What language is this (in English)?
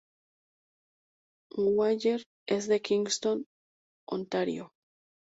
Spanish